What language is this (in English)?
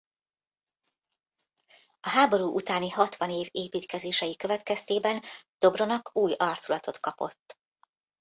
Hungarian